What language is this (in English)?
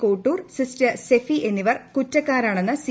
Malayalam